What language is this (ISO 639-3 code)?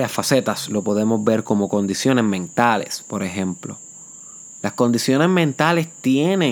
spa